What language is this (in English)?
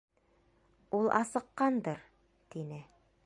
Bashkir